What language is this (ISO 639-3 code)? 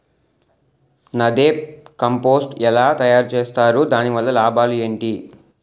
tel